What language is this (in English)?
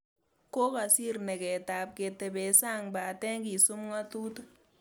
Kalenjin